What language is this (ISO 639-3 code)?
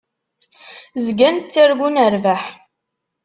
kab